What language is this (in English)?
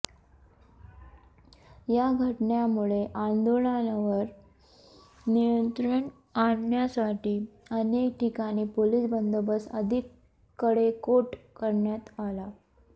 Marathi